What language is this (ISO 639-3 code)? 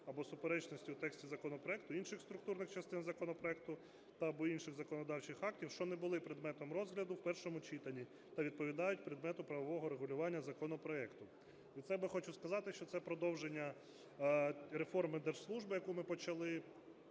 ukr